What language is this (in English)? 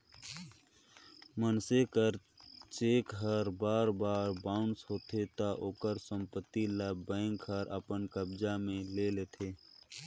Chhattisgarhi